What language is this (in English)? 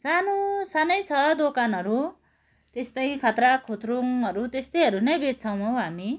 Nepali